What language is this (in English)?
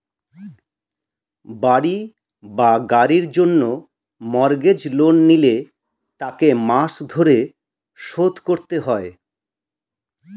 Bangla